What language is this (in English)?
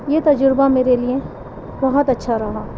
Urdu